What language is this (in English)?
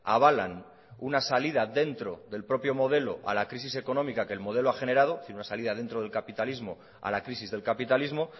Spanish